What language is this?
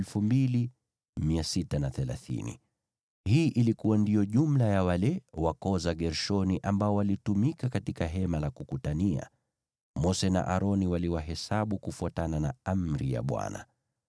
Swahili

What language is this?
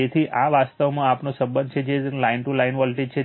Gujarati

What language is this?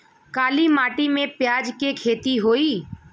Bhojpuri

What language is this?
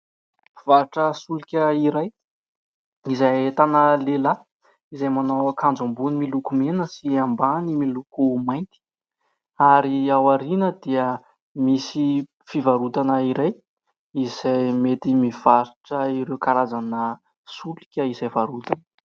Malagasy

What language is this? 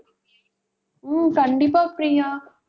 Tamil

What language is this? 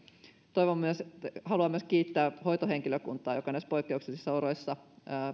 Finnish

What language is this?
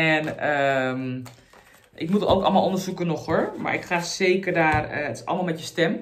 Dutch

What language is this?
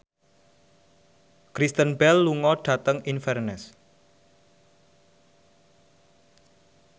Javanese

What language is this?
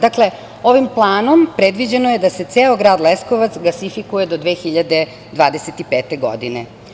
Serbian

